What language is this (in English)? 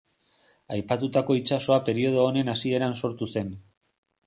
Basque